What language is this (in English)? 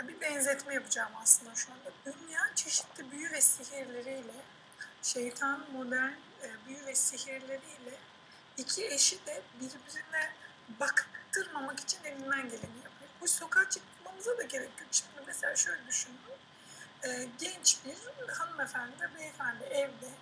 Turkish